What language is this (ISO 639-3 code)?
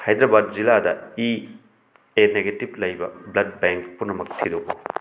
mni